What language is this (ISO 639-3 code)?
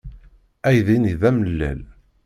kab